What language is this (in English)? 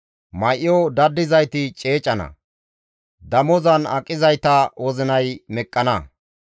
Gamo